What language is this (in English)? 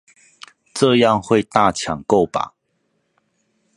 Chinese